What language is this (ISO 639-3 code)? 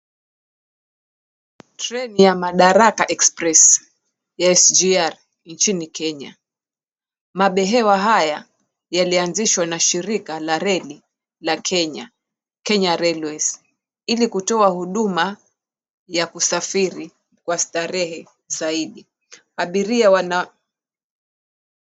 swa